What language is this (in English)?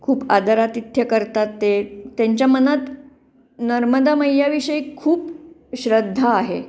Marathi